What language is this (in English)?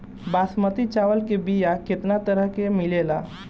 Bhojpuri